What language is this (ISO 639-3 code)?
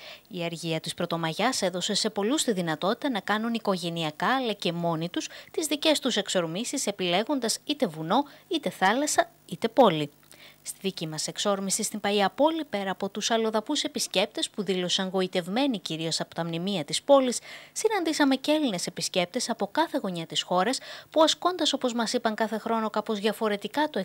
ell